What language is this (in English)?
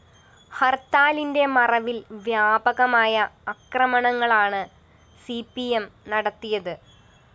Malayalam